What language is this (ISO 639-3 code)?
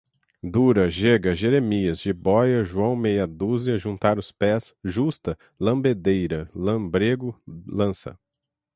por